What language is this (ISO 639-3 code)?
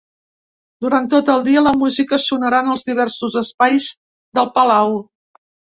cat